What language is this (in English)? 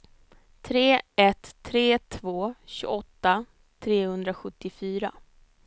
Swedish